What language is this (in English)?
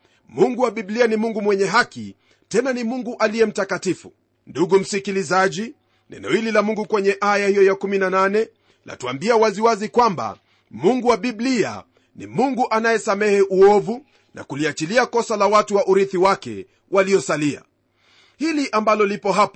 Swahili